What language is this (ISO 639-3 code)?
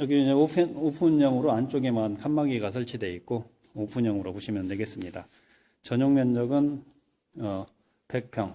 kor